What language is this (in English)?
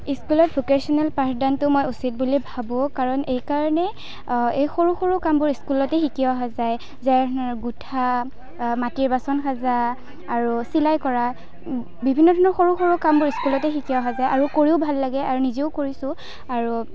Assamese